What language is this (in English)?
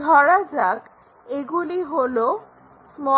Bangla